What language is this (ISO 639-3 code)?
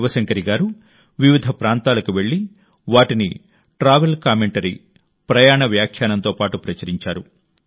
tel